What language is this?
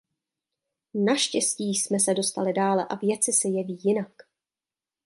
Czech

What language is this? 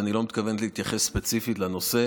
Hebrew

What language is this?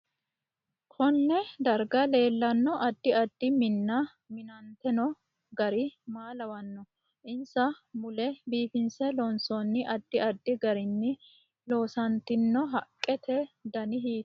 Sidamo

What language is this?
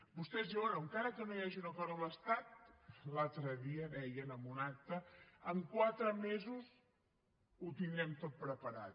Catalan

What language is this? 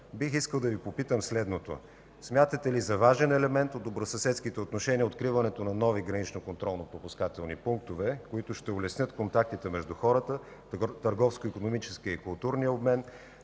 Bulgarian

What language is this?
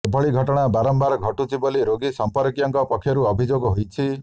Odia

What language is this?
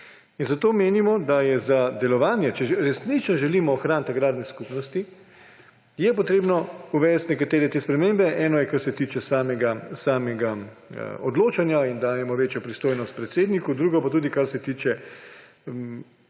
Slovenian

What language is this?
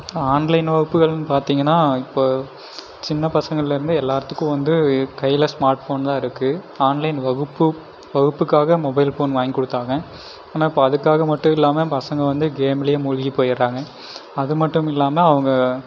Tamil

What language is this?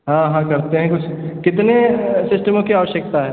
Hindi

